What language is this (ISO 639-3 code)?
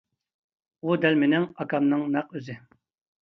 uig